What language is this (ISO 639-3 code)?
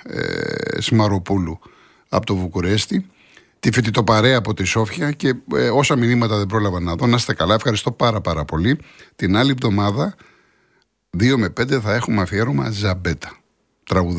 ell